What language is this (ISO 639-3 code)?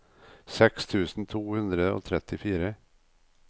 nor